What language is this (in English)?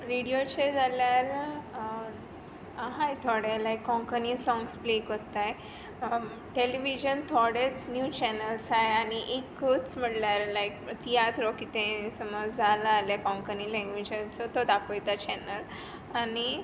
Konkani